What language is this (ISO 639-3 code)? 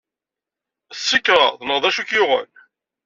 kab